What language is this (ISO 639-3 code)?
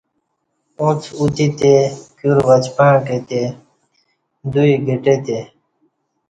bsh